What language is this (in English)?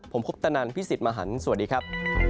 Thai